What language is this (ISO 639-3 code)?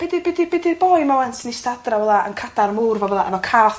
cym